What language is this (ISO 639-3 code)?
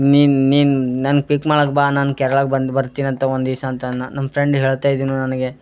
kan